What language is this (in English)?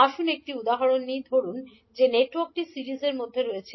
Bangla